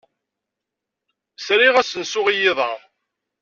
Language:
Kabyle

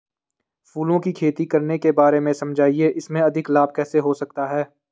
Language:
Hindi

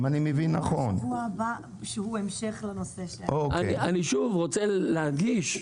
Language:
Hebrew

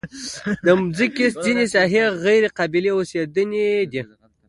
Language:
Pashto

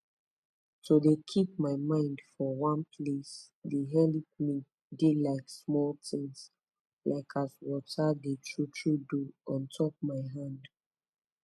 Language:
Nigerian Pidgin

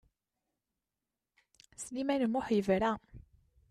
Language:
Kabyle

